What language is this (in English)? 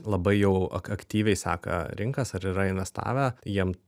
Lithuanian